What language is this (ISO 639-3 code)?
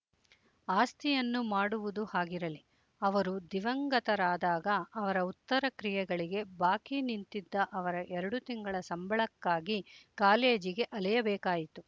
kan